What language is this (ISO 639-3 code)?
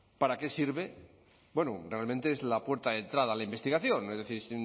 spa